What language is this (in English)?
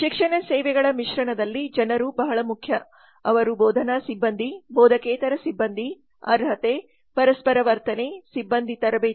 Kannada